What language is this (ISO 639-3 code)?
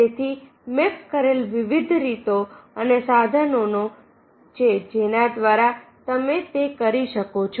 guj